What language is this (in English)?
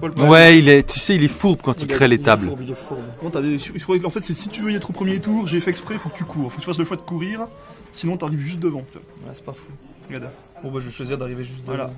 French